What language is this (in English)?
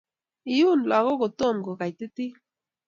Kalenjin